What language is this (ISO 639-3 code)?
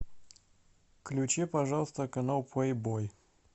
rus